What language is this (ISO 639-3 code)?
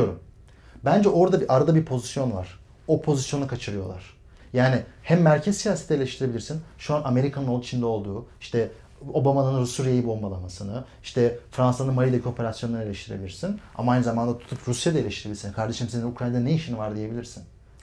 tur